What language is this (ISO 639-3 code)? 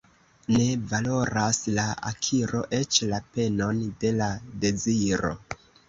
epo